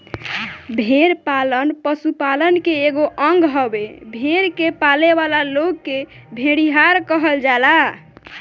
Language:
Bhojpuri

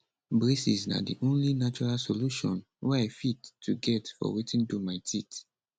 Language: Nigerian Pidgin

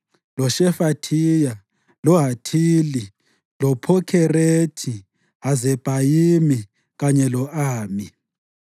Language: North Ndebele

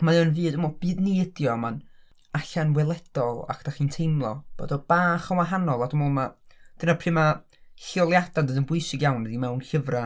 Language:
Welsh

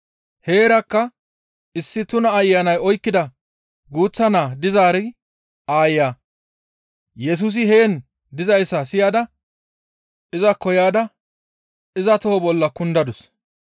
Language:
Gamo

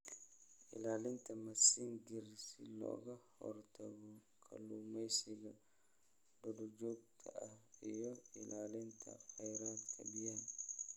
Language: Somali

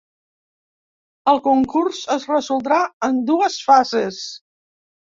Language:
Catalan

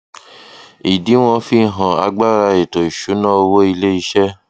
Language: Yoruba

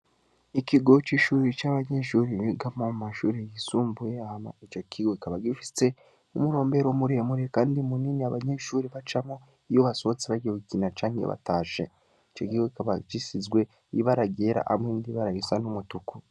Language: Rundi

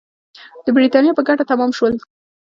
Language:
Pashto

